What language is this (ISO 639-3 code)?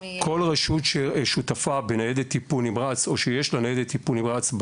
heb